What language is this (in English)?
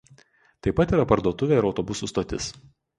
Lithuanian